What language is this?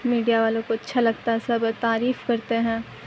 Urdu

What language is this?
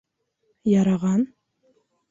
Bashkir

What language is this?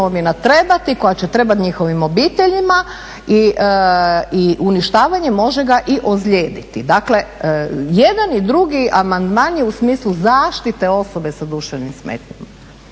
Croatian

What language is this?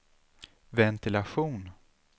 Swedish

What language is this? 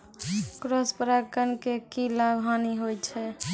Maithili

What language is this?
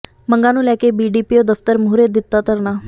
Punjabi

